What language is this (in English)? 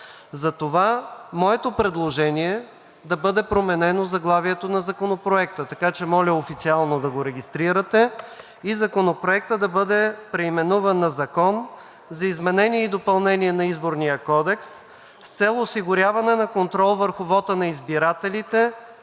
Bulgarian